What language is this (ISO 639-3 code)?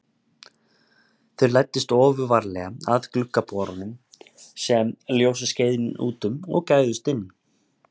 isl